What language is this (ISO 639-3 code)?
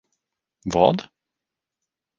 swe